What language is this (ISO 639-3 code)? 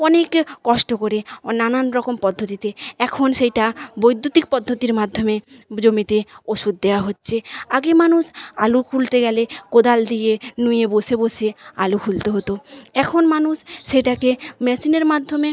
ben